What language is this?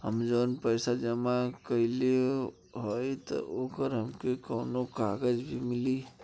Bhojpuri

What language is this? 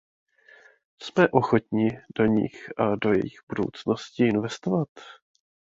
Czech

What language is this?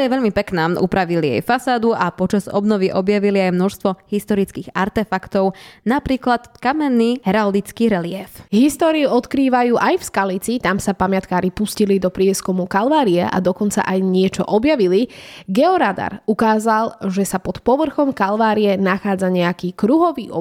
Slovak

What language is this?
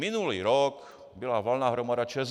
Czech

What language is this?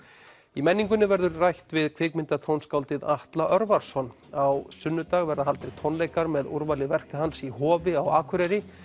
Icelandic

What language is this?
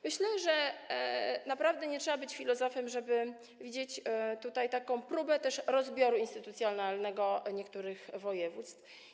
Polish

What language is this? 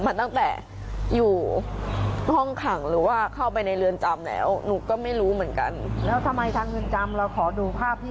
Thai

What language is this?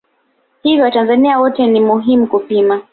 Swahili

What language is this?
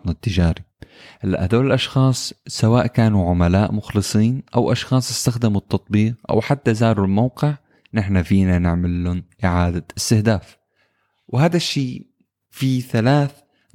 Arabic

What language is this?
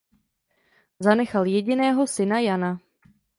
Czech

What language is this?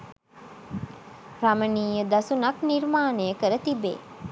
Sinhala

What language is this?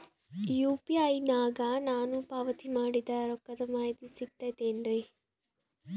Kannada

